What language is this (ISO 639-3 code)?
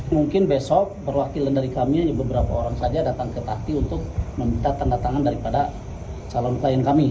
ind